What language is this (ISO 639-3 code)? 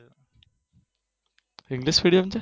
guj